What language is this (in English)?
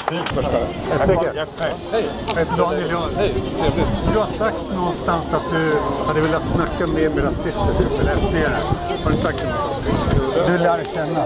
Swedish